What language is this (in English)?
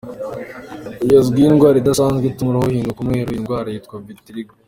Kinyarwanda